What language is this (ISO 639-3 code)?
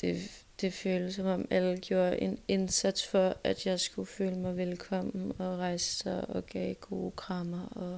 dan